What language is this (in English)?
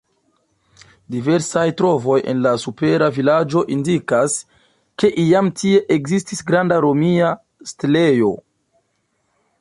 Esperanto